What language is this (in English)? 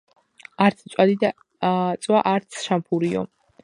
Georgian